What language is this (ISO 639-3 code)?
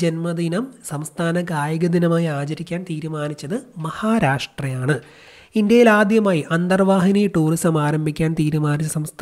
mal